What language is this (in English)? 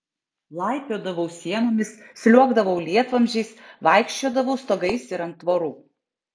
Lithuanian